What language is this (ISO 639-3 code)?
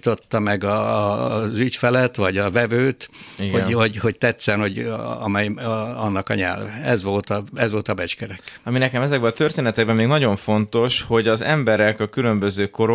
hun